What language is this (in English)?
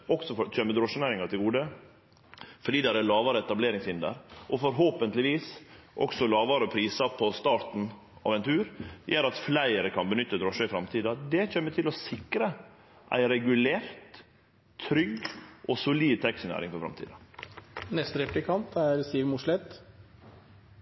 Norwegian Nynorsk